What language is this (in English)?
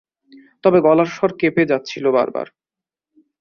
Bangla